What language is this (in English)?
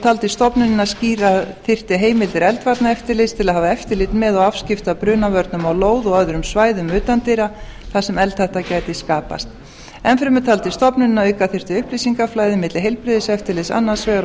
Icelandic